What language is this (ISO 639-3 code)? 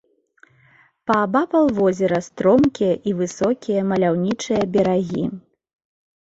bel